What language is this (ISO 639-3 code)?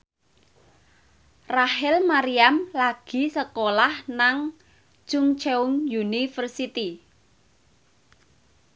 jav